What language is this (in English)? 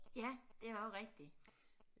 Danish